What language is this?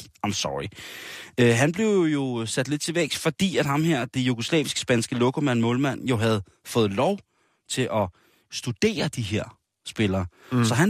Danish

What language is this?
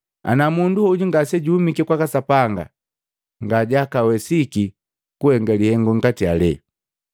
Matengo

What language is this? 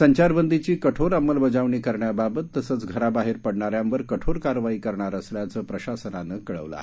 Marathi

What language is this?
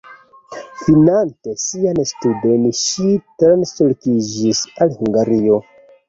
Esperanto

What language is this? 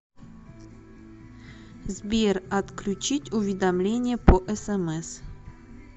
Russian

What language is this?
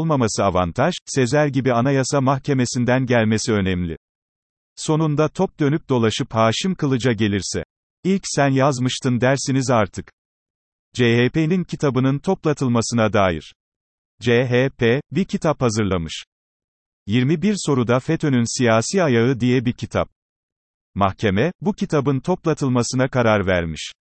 Turkish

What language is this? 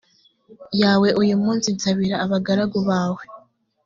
Kinyarwanda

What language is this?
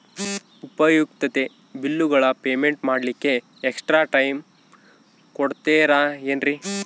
Kannada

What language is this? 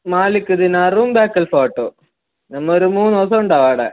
Malayalam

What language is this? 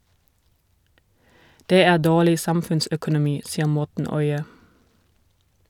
Norwegian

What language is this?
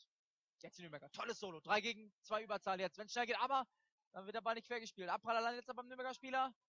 German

